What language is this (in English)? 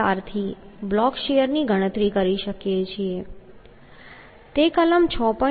Gujarati